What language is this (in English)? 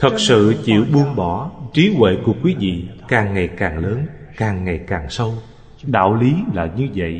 Vietnamese